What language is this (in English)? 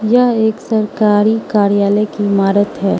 Hindi